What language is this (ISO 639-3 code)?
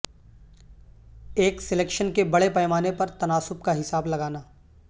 urd